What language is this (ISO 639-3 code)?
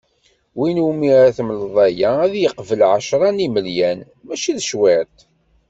kab